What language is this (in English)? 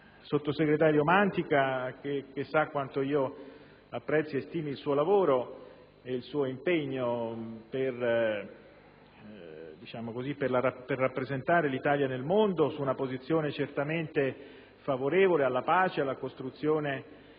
Italian